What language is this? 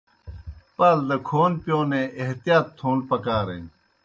Kohistani Shina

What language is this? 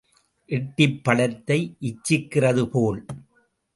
Tamil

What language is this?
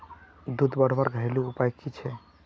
Magahi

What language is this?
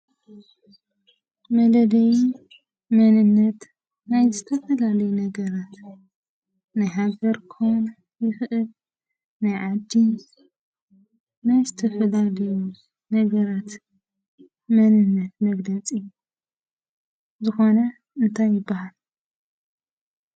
Tigrinya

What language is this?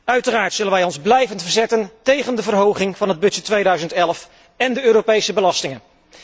Dutch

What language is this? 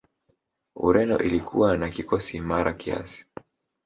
Swahili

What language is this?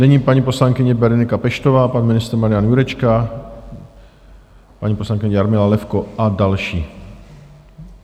Czech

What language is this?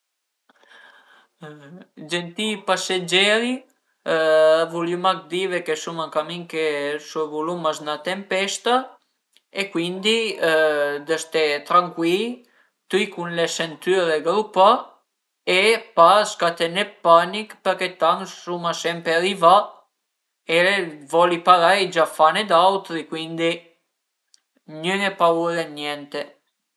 Piedmontese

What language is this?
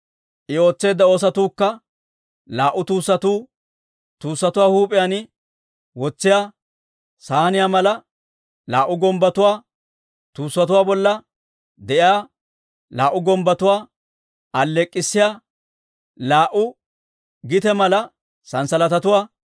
Dawro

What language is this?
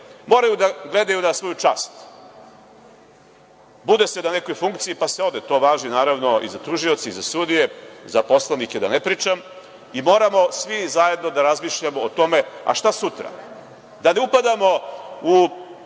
Serbian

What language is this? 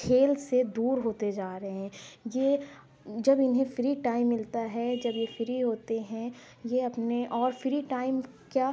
Urdu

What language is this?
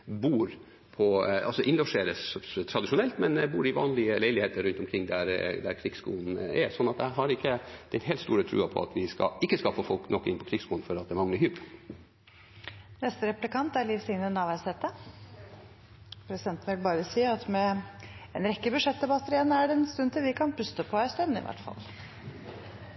Norwegian Bokmål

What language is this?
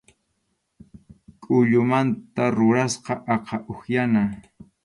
Arequipa-La Unión Quechua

